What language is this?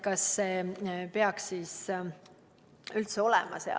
Estonian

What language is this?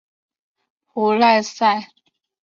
Chinese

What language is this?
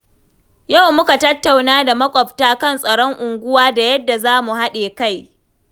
Hausa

